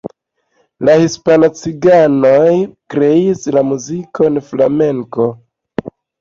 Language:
Esperanto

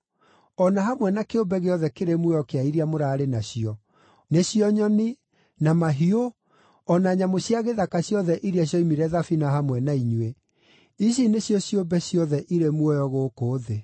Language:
Kikuyu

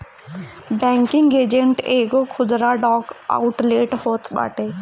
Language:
Bhojpuri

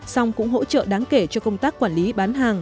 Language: Vietnamese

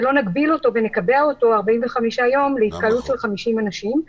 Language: Hebrew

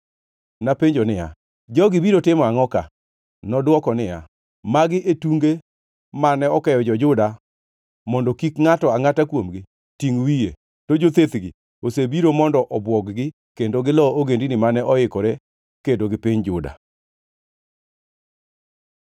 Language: Luo (Kenya and Tanzania)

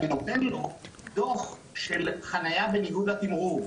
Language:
Hebrew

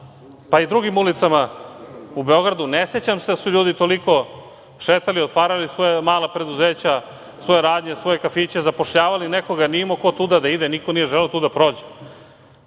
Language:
Serbian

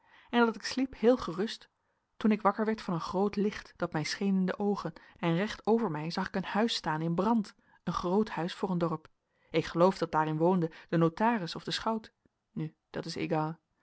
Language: Dutch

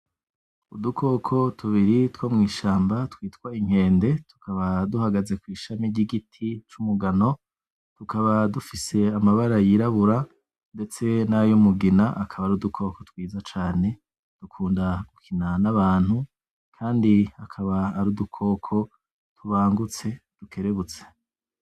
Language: Rundi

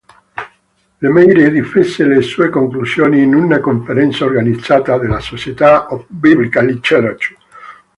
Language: Italian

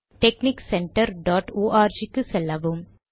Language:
Tamil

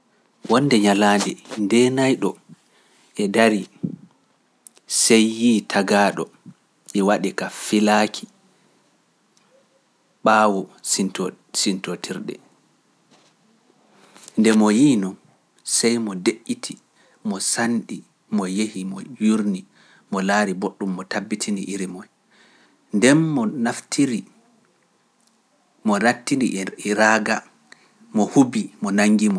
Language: Pular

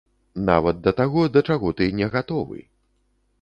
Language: Belarusian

